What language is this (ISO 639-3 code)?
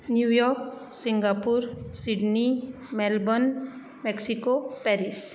kok